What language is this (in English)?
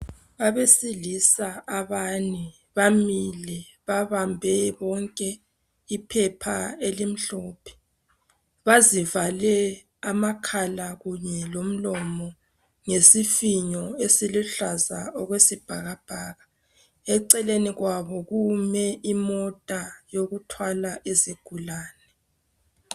North Ndebele